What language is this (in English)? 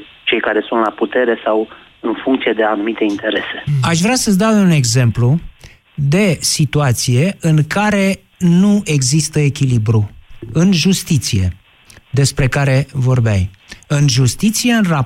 Romanian